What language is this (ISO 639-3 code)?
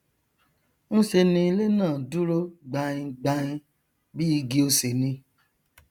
yor